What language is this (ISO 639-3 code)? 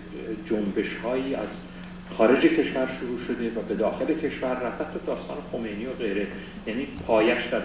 fas